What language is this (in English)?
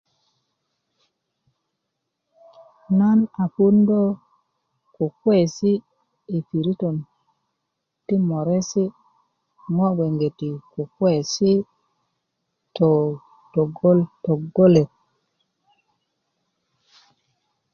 Kuku